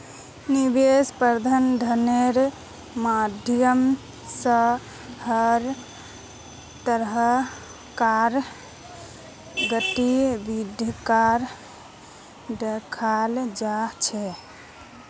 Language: Magahi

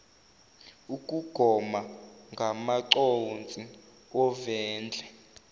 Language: Zulu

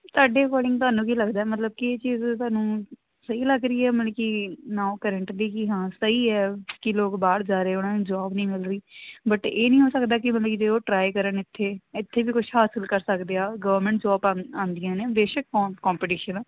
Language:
Punjabi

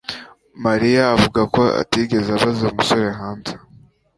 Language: Kinyarwanda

